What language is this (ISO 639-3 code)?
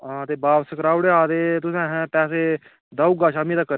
doi